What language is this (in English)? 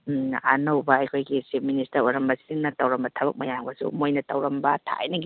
Manipuri